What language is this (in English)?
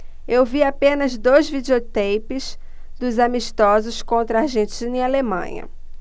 Portuguese